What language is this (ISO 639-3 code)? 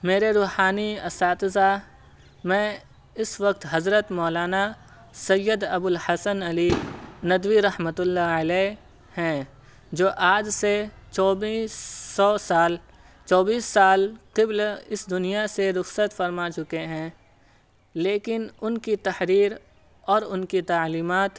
urd